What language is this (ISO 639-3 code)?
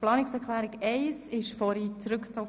gsw